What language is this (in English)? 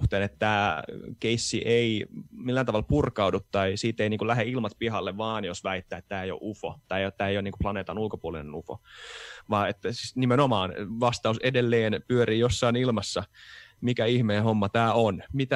Finnish